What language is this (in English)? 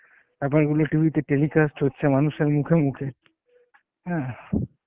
Bangla